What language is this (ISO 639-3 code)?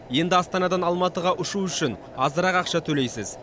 kaz